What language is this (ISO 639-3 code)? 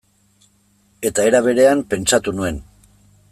eus